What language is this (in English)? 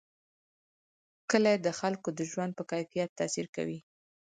Pashto